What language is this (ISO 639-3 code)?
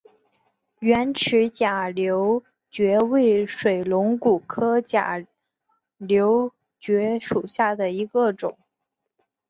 zho